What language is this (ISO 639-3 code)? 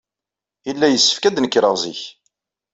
kab